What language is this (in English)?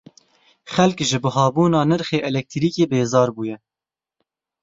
Kurdish